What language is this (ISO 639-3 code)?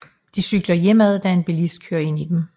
dan